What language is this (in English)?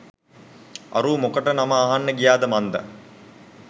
Sinhala